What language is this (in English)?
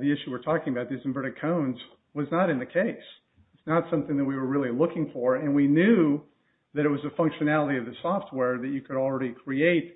English